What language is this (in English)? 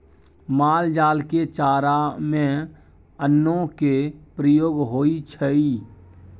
Maithili